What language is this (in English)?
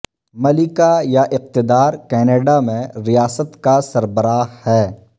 Urdu